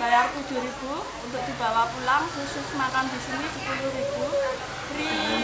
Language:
Indonesian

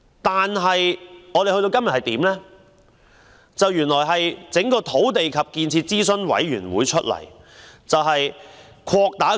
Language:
Cantonese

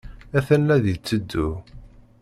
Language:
Kabyle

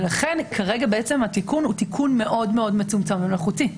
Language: Hebrew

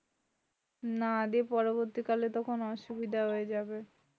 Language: Bangla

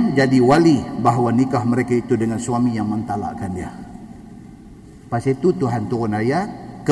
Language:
Malay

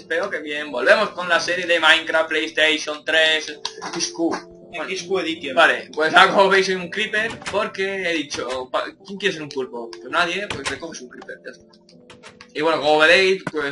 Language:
Spanish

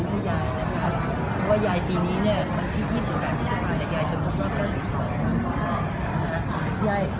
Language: Thai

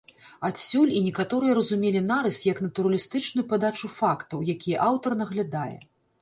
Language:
Belarusian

